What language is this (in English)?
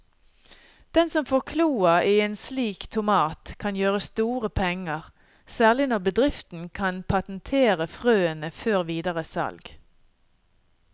Norwegian